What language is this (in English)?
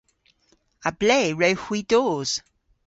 Cornish